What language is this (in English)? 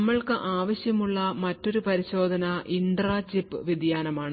Malayalam